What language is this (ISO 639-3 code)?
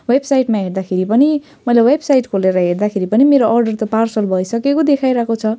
nep